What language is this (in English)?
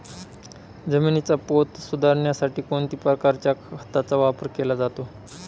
Marathi